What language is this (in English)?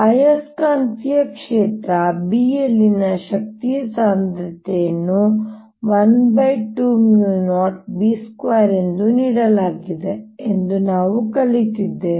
Kannada